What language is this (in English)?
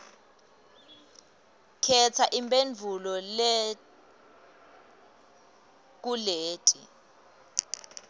Swati